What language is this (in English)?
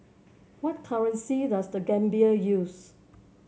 English